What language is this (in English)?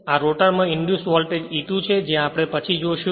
Gujarati